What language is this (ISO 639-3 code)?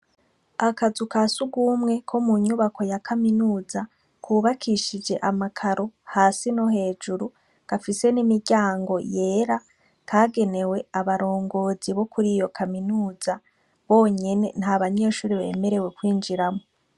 run